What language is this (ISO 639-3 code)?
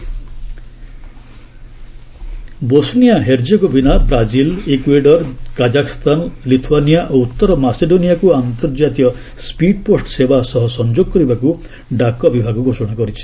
ori